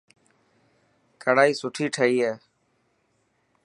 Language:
Dhatki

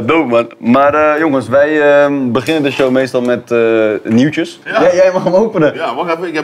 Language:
Dutch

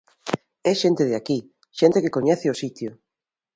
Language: Galician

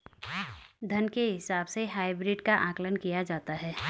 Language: Hindi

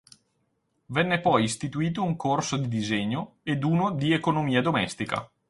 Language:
Italian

